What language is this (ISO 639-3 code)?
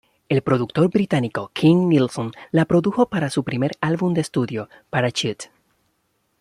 spa